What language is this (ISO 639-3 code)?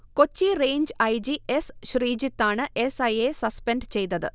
mal